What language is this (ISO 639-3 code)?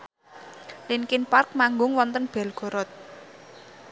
jav